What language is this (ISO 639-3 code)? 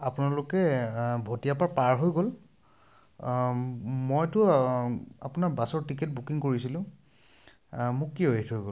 asm